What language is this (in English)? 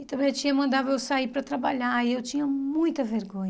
Portuguese